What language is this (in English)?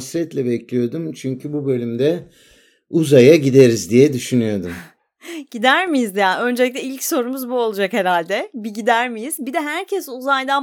Turkish